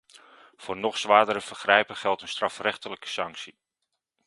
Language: Dutch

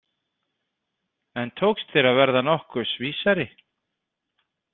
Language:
Icelandic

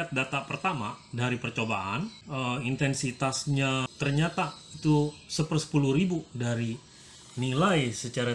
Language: Indonesian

